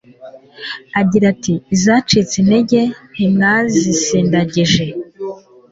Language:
Kinyarwanda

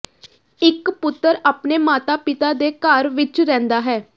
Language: Punjabi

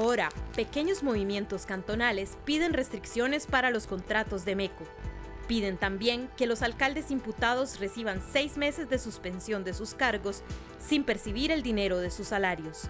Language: Spanish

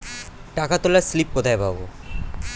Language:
Bangla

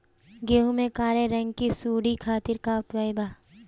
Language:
Bhojpuri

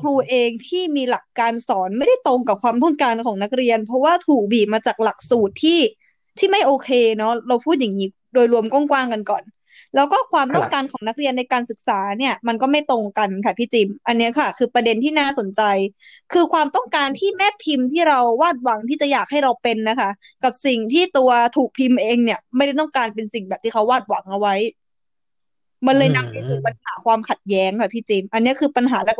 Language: Thai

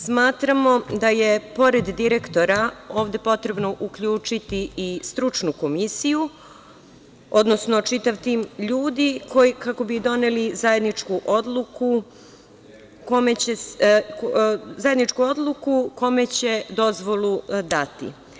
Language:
Serbian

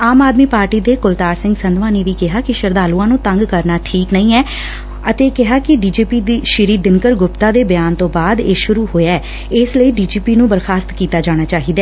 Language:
Punjabi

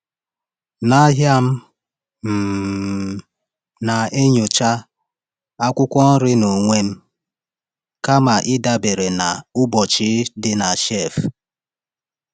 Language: Igbo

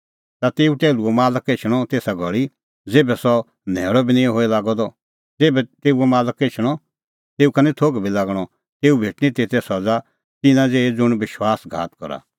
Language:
Kullu Pahari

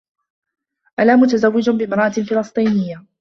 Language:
Arabic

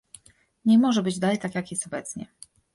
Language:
Polish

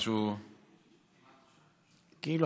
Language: Hebrew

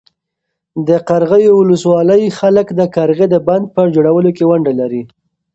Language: Pashto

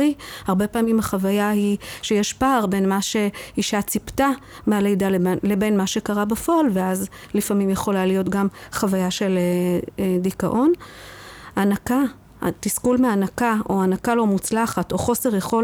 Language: Hebrew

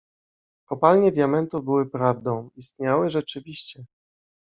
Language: Polish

